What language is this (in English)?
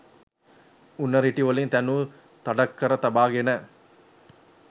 Sinhala